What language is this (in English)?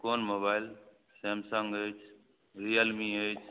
Maithili